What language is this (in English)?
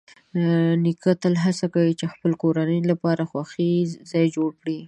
Pashto